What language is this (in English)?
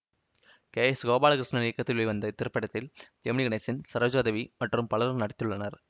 Tamil